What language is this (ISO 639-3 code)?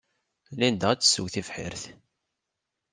kab